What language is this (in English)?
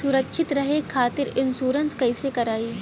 Bhojpuri